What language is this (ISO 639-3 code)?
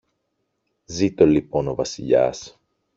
ell